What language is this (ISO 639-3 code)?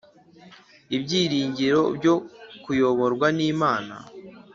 kin